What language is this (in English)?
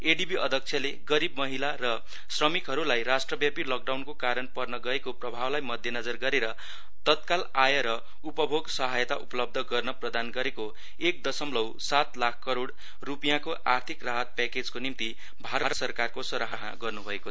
Nepali